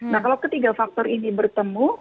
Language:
Indonesian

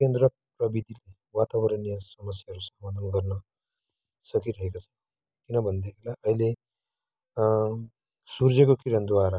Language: Nepali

